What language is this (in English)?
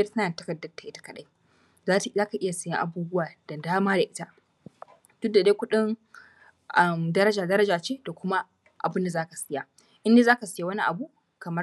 Hausa